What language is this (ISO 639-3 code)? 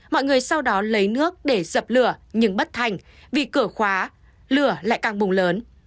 vie